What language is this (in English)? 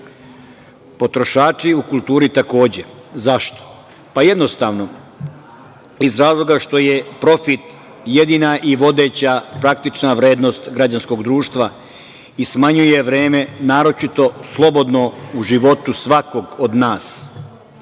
Serbian